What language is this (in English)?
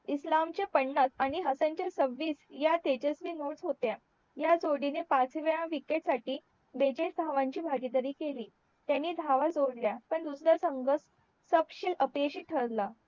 Marathi